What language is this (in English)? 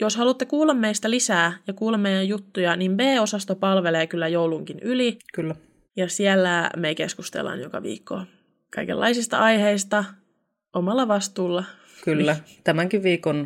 Finnish